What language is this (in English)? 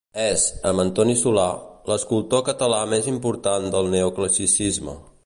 Catalan